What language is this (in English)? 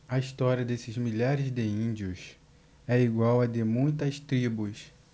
Portuguese